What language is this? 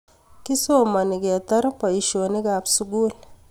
Kalenjin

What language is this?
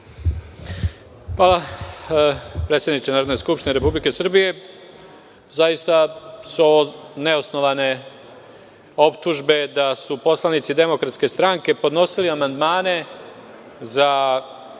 Serbian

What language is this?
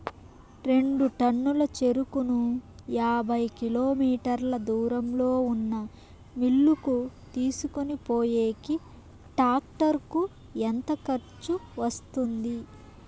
Telugu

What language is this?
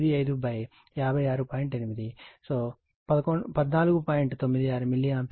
Telugu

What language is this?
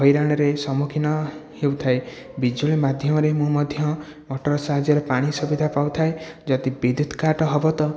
Odia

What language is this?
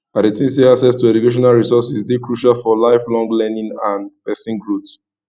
Nigerian Pidgin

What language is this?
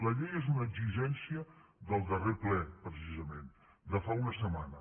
Catalan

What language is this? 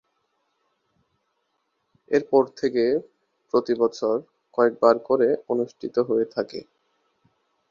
Bangla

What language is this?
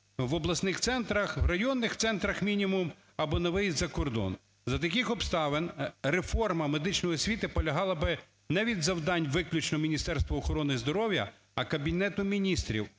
Ukrainian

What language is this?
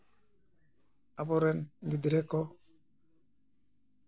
Santali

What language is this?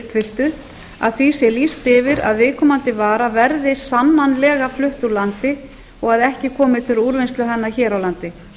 Icelandic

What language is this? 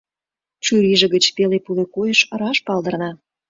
Mari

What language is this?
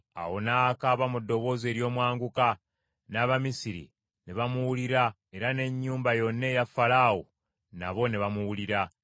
Ganda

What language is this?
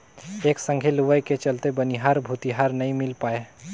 Chhattisgarhi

